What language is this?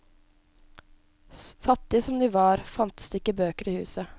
Norwegian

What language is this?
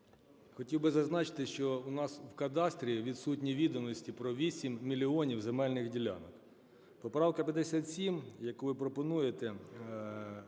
Ukrainian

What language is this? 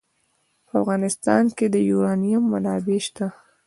Pashto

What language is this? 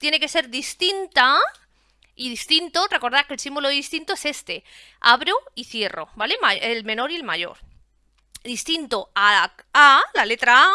Spanish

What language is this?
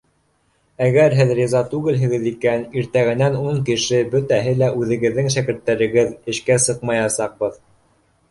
Bashkir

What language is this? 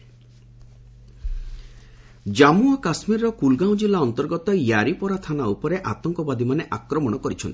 Odia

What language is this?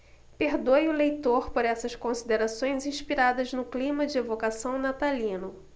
Portuguese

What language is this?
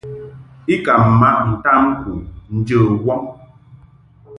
Mungaka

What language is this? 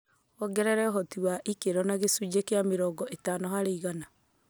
Kikuyu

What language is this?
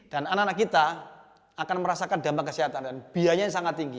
Indonesian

